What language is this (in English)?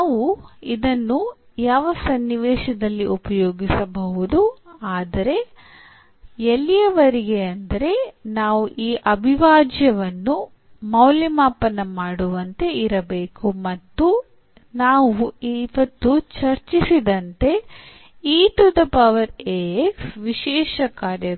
Kannada